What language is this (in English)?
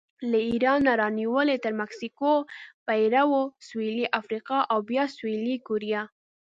Pashto